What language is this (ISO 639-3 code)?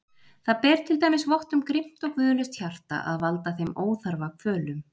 isl